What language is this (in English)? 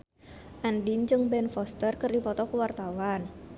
Sundanese